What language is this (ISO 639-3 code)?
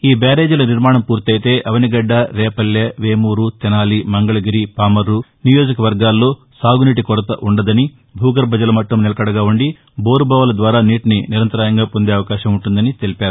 tel